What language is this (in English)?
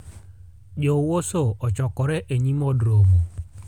Luo (Kenya and Tanzania)